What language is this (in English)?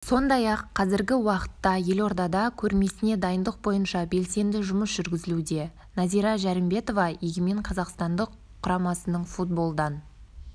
Kazakh